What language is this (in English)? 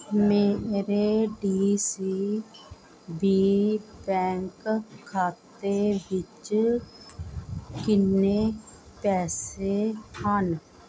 Punjabi